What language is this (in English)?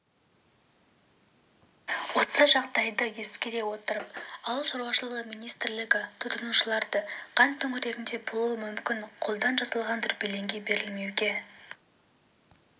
Kazakh